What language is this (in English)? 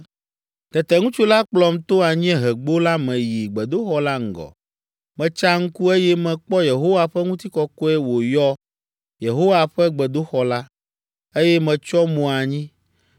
Ewe